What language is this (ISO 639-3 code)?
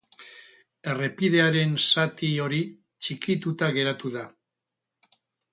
eus